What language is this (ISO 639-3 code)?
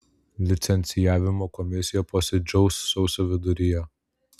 lit